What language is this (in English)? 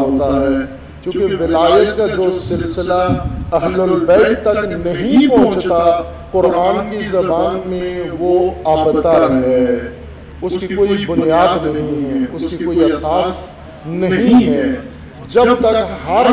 Turkish